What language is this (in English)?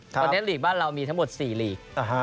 Thai